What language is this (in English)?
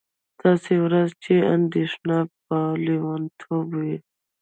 Pashto